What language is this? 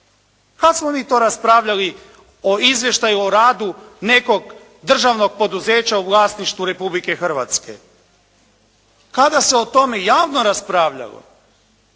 Croatian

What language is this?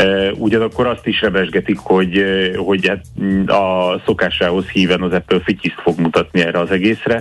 Hungarian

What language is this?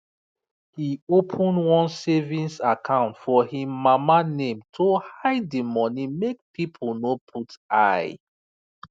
Nigerian Pidgin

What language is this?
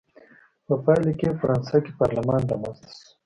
Pashto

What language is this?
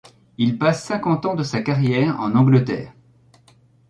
French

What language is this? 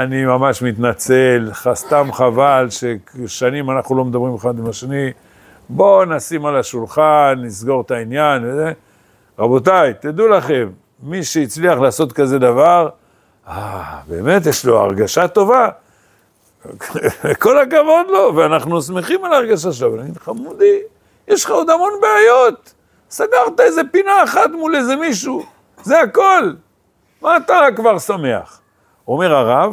Hebrew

